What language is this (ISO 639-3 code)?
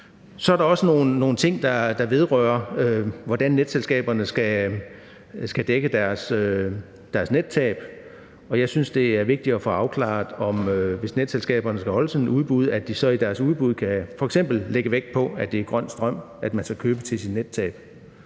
dan